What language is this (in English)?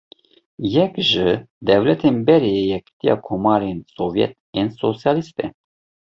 Kurdish